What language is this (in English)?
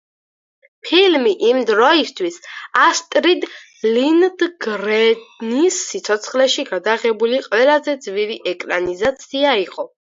Georgian